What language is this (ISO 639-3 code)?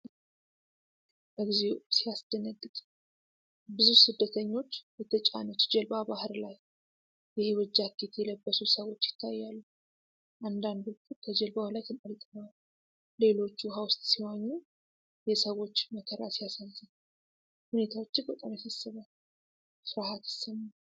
amh